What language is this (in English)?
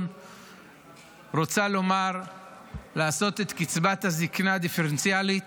Hebrew